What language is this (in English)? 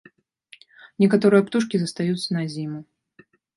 Belarusian